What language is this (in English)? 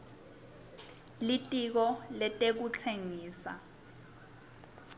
Swati